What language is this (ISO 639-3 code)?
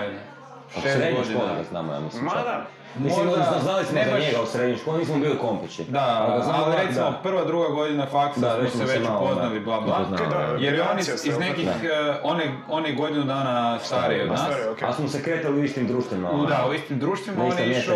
hrv